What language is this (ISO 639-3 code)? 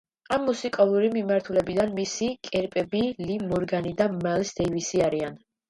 kat